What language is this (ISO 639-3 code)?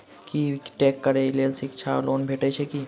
mai